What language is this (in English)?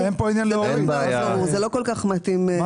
Hebrew